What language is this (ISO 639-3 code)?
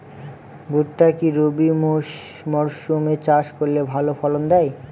ben